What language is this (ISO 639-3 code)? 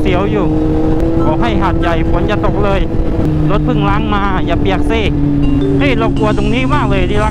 tha